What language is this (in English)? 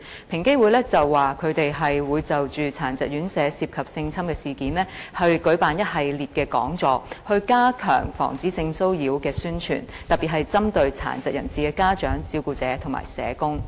Cantonese